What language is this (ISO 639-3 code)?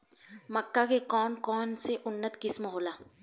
bho